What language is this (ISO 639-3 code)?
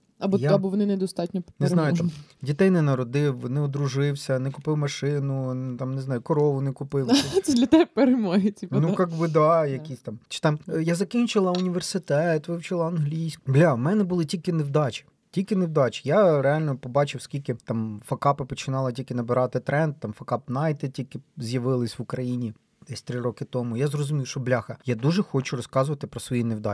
ukr